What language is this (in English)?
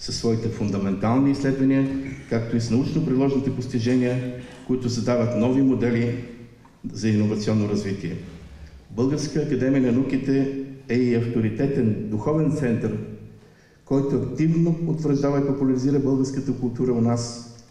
Bulgarian